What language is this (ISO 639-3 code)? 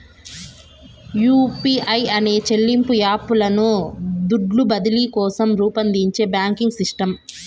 tel